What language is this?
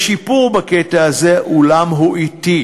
Hebrew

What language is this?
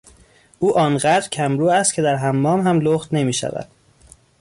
Persian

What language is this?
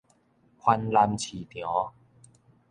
Min Nan Chinese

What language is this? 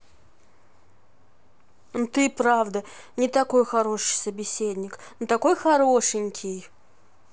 Russian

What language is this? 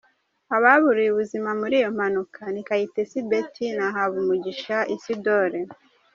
Kinyarwanda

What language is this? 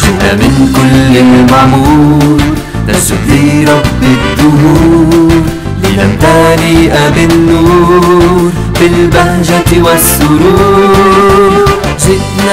Arabic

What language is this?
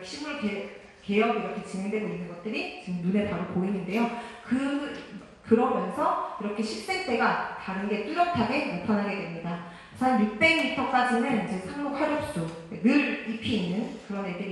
Korean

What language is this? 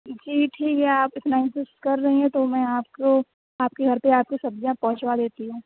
Urdu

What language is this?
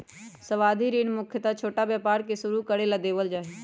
Magahi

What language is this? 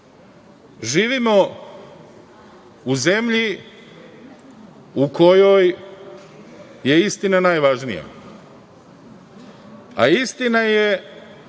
Serbian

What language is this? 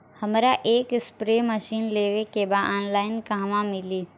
Bhojpuri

